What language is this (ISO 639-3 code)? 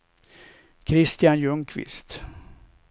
swe